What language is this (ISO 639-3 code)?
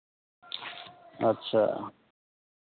mai